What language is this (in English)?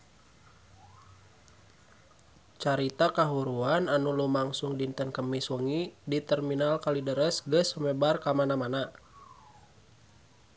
Sundanese